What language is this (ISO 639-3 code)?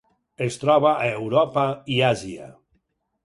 cat